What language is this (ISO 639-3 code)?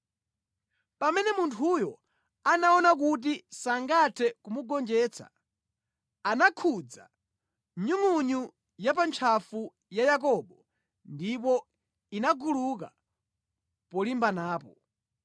nya